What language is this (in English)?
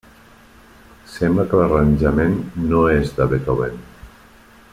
Catalan